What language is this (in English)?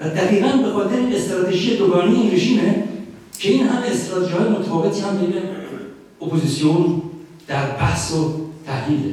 Persian